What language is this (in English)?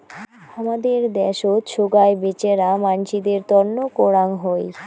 Bangla